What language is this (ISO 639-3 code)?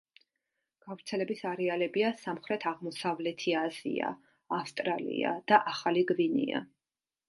kat